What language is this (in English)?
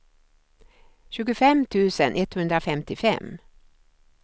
Swedish